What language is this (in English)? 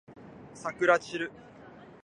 Japanese